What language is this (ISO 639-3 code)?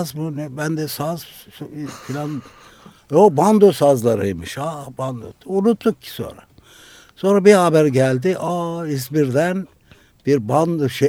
tur